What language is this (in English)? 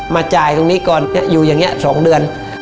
Thai